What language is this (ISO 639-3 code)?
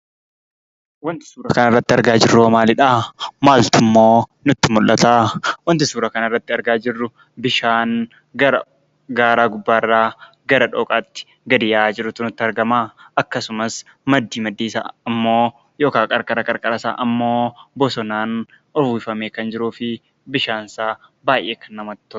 orm